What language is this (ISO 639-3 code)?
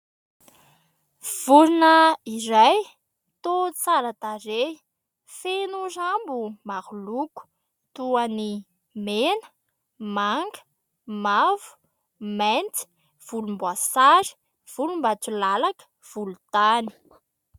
mlg